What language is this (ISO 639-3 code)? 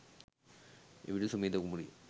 sin